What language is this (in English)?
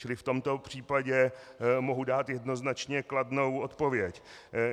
Czech